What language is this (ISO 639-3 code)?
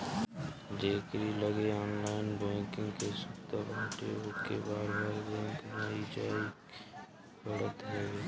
bho